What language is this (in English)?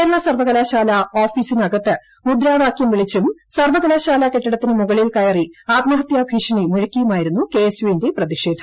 Malayalam